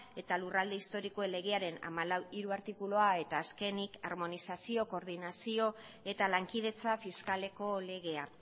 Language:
Basque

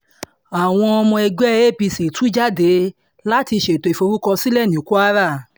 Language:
Yoruba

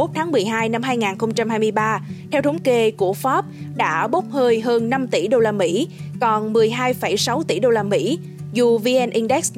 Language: Vietnamese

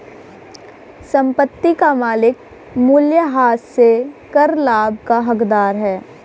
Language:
Hindi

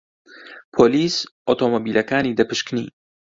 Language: Central Kurdish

